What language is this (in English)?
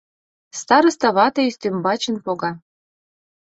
Mari